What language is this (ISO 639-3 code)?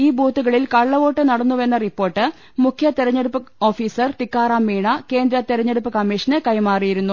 mal